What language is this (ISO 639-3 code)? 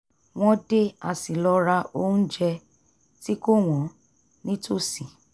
yor